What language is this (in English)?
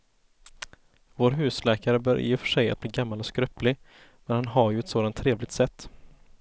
Swedish